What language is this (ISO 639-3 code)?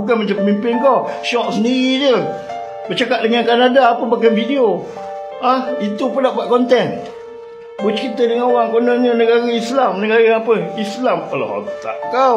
msa